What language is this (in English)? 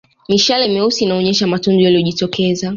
Swahili